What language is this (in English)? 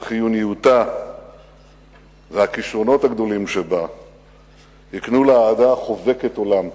Hebrew